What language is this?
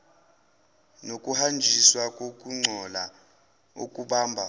Zulu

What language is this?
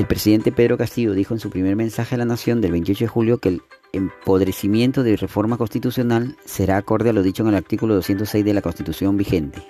Spanish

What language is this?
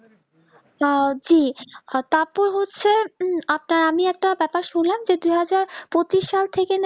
Bangla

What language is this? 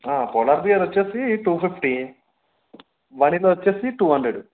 Telugu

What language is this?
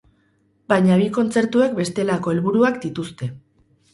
Basque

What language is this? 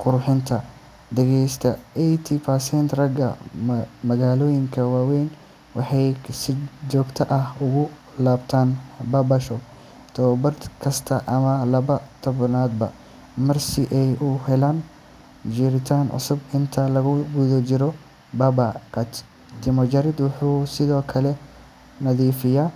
Somali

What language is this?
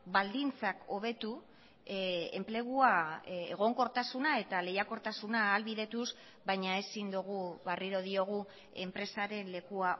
Basque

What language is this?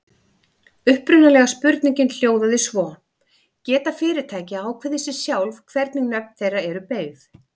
Icelandic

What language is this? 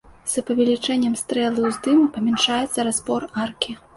Belarusian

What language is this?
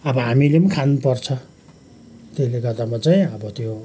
Nepali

